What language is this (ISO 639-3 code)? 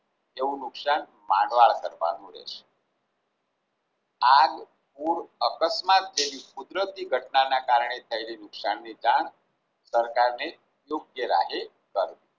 guj